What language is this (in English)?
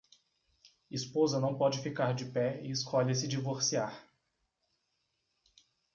Portuguese